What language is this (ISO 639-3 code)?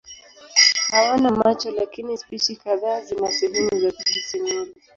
swa